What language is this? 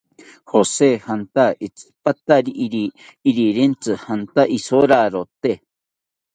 South Ucayali Ashéninka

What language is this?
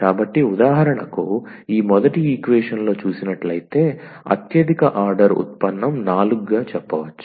Telugu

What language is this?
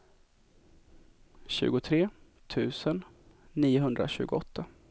Swedish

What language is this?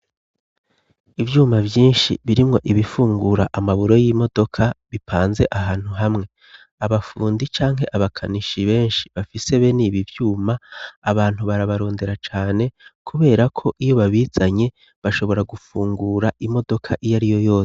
Rundi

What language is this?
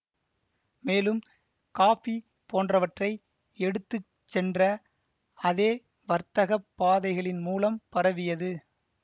Tamil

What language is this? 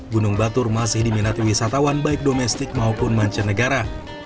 Indonesian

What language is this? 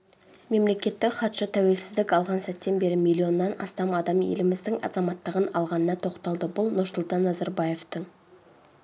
Kazakh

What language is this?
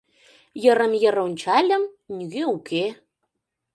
Mari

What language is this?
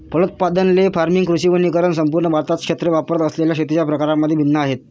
Marathi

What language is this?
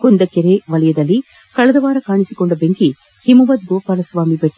Kannada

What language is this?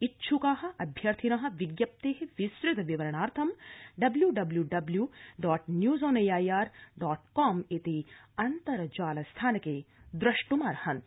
Sanskrit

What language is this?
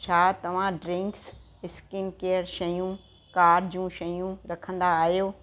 Sindhi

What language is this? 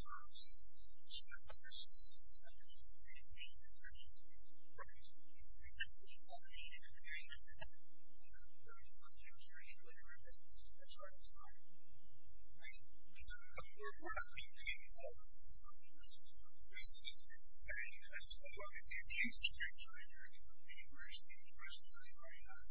English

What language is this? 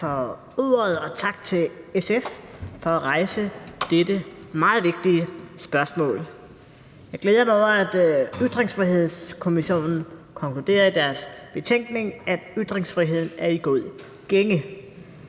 Danish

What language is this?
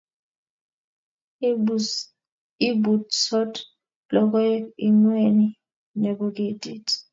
Kalenjin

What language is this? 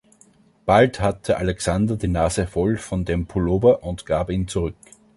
German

